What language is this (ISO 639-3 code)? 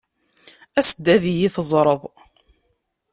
kab